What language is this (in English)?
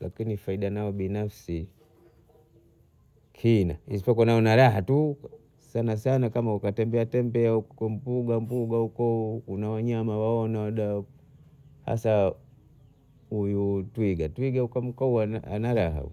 Bondei